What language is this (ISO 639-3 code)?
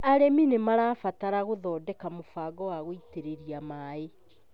kik